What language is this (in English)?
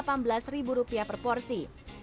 Indonesian